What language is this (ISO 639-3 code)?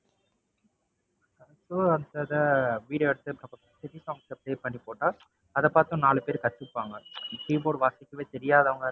tam